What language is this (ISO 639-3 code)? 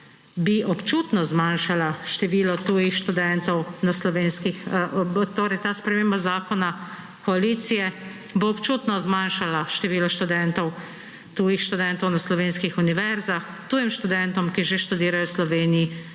slv